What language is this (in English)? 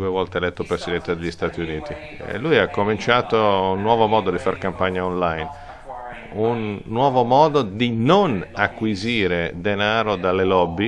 Italian